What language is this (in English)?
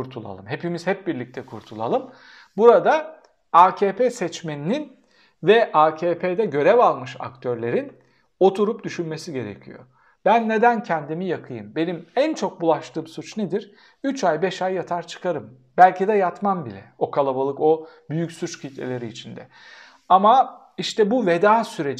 Turkish